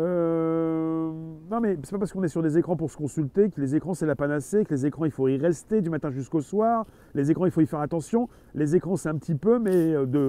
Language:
French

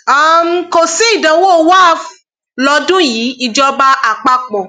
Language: Yoruba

